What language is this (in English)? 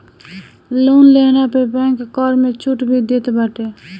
Bhojpuri